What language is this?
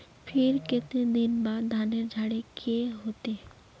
Magahi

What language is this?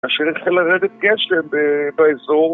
Hebrew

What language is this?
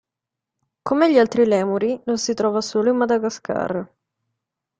Italian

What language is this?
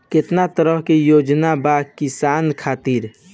Bhojpuri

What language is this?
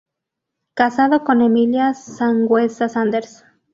Spanish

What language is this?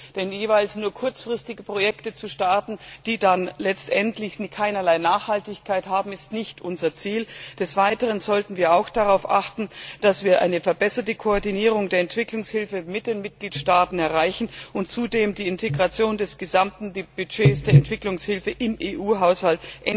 German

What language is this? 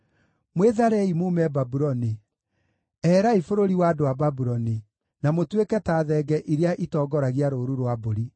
Kikuyu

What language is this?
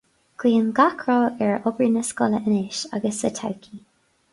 Irish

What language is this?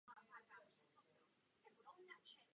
Czech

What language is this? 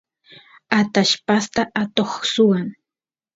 Santiago del Estero Quichua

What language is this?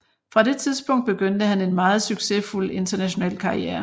Danish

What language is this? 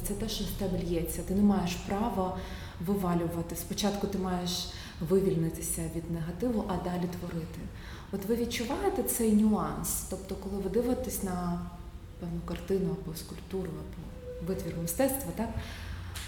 Ukrainian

